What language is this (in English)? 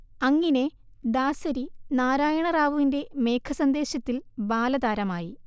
Malayalam